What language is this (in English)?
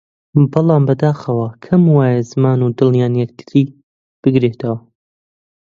Central Kurdish